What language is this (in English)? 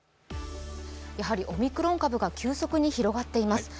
Japanese